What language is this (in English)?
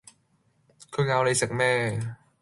Cantonese